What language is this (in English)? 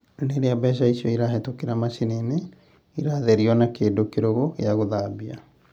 Kikuyu